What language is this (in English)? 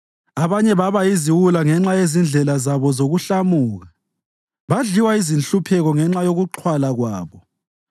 North Ndebele